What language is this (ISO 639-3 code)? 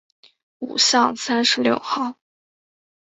zho